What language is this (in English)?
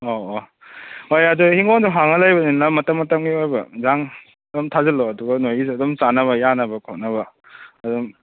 Manipuri